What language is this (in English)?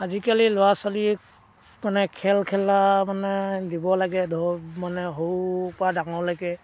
Assamese